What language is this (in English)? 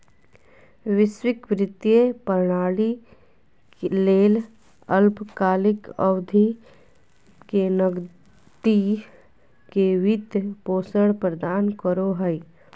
Magahi